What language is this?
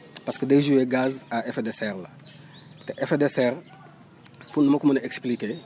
Wolof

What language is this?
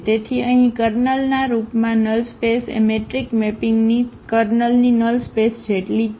Gujarati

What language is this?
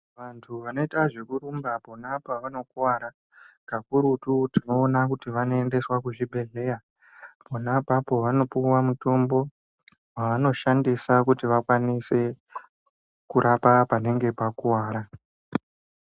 Ndau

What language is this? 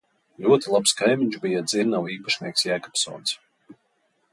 Latvian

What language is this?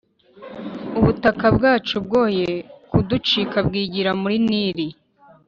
Kinyarwanda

